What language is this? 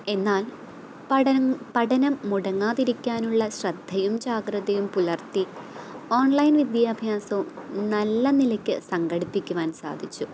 Malayalam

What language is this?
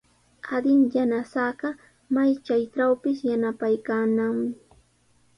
Sihuas Ancash Quechua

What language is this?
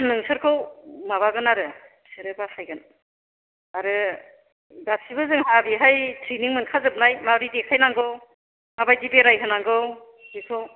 Bodo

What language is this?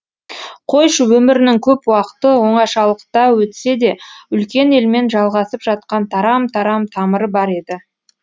Kazakh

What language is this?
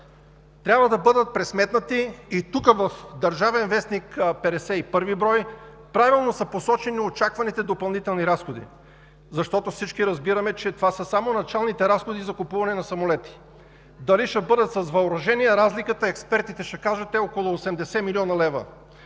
Bulgarian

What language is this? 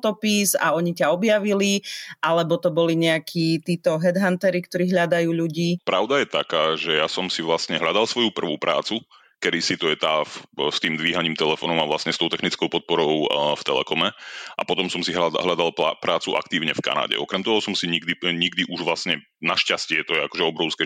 Slovak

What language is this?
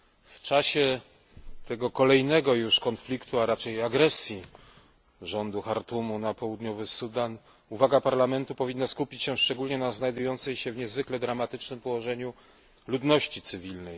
Polish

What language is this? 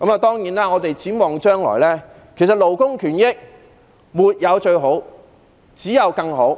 Cantonese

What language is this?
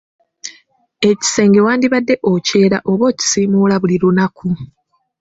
Ganda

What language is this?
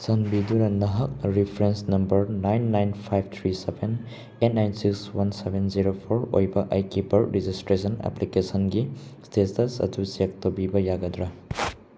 Manipuri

